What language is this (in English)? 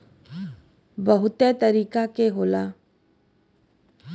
Bhojpuri